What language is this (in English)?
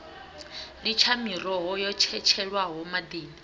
Venda